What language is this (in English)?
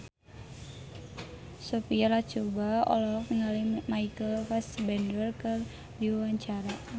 Sundanese